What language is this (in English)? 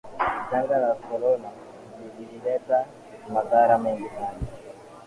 Swahili